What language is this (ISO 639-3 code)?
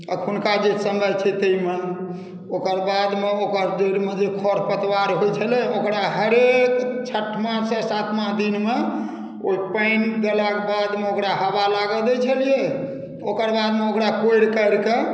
mai